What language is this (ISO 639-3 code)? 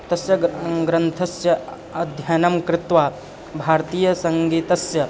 san